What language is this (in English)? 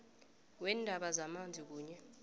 South Ndebele